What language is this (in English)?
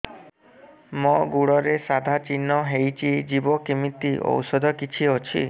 Odia